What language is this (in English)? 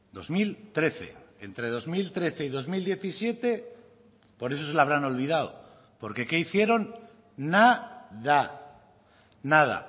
Spanish